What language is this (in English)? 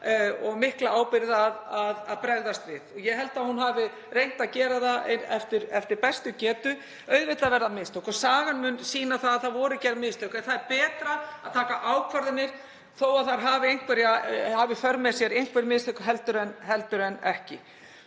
Icelandic